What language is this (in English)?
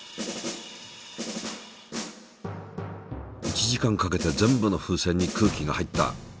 Japanese